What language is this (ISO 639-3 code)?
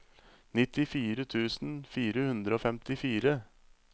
nor